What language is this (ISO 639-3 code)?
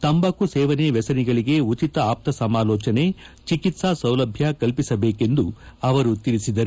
kan